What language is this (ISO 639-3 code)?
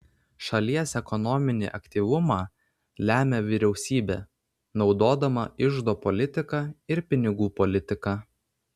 lit